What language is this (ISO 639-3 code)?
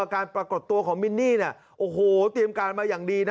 tha